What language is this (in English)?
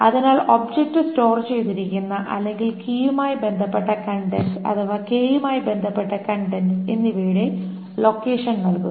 Malayalam